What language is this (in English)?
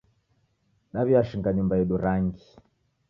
Taita